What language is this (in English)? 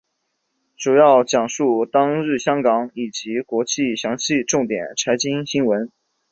Chinese